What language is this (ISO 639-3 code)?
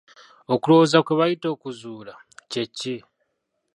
lug